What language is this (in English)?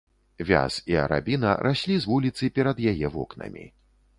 Belarusian